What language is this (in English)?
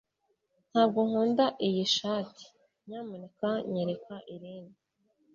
Kinyarwanda